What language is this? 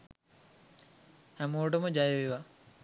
Sinhala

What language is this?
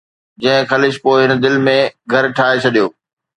Sindhi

